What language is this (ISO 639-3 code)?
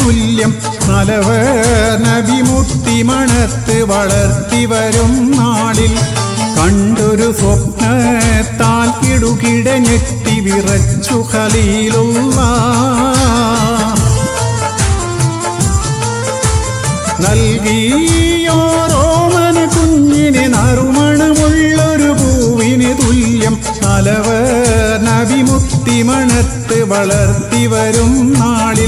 mal